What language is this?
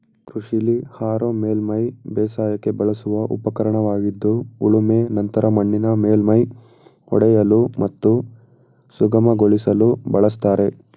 Kannada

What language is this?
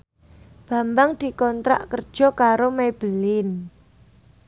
Javanese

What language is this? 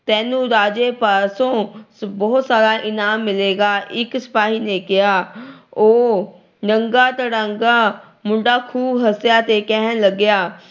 Punjabi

